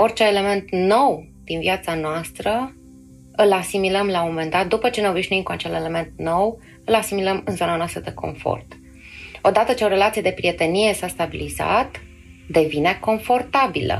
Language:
Romanian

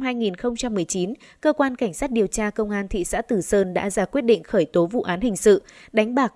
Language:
Vietnamese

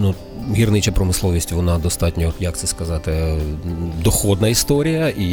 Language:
Ukrainian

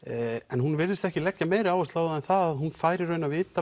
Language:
Icelandic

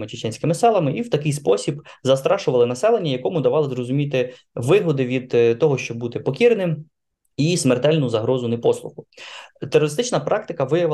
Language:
Ukrainian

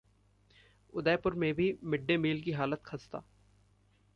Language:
Hindi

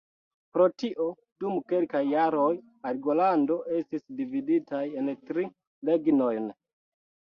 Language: Esperanto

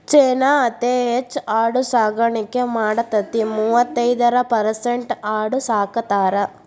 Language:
Kannada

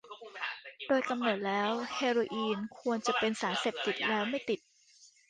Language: Thai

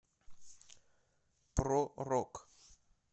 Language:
Russian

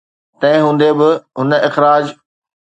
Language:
Sindhi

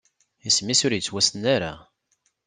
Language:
Kabyle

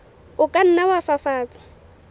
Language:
Southern Sotho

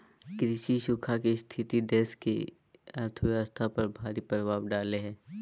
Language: Magahi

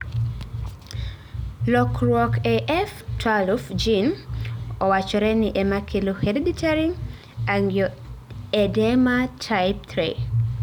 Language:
Luo (Kenya and Tanzania)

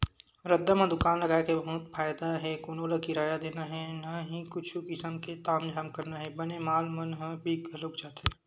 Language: Chhattisgarhi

